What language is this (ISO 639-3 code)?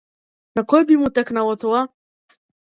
mkd